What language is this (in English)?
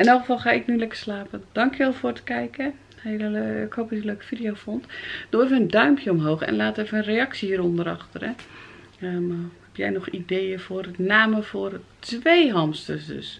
Dutch